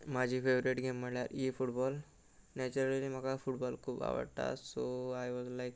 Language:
Konkani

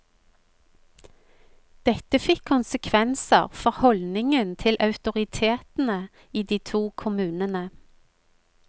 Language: Norwegian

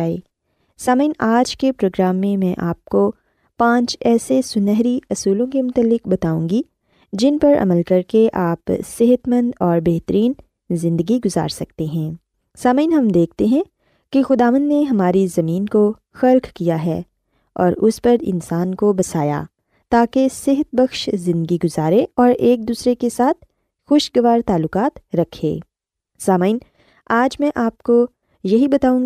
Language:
Urdu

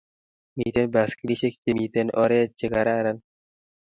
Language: Kalenjin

